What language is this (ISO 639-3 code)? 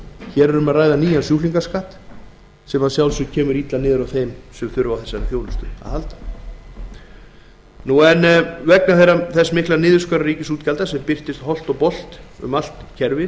isl